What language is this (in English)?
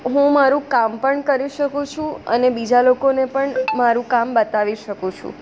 Gujarati